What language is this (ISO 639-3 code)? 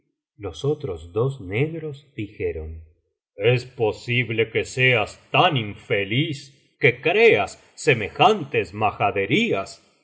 spa